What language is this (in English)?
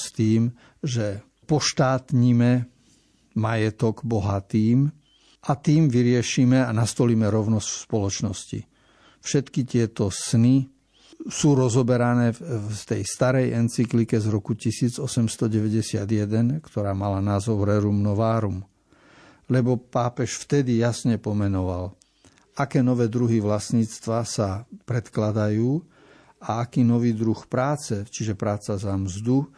Slovak